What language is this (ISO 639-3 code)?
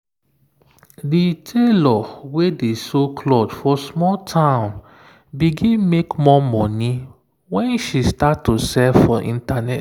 pcm